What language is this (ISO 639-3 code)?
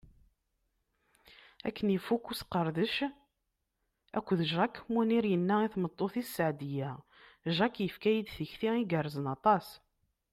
kab